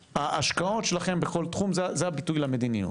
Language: Hebrew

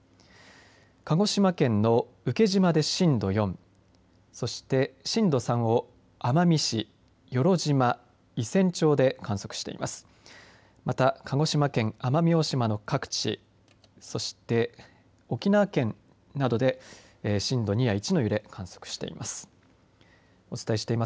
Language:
Japanese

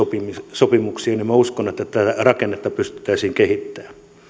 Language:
Finnish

